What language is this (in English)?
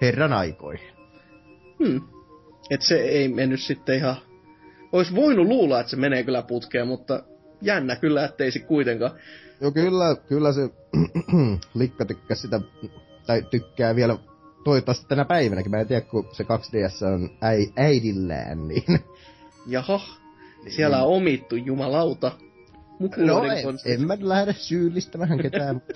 Finnish